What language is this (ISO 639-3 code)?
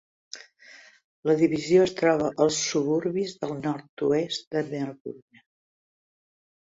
cat